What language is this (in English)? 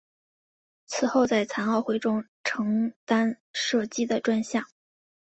Chinese